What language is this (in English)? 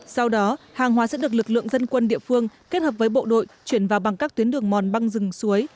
Vietnamese